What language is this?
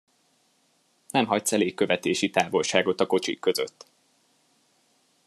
Hungarian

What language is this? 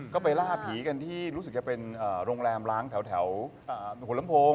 Thai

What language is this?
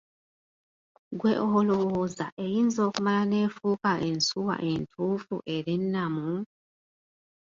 Ganda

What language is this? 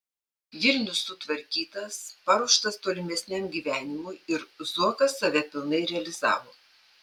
Lithuanian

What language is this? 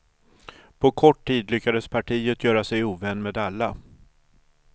Swedish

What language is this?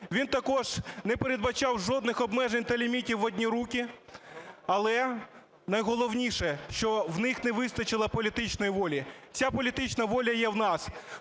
Ukrainian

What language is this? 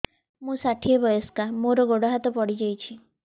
Odia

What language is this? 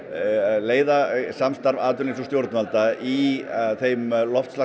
Icelandic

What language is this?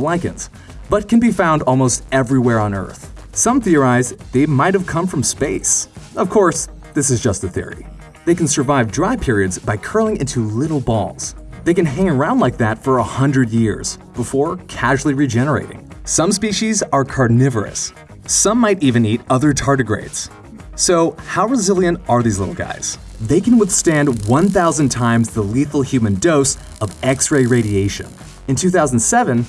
English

